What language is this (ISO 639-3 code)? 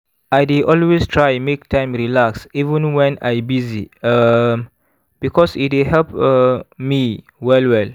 pcm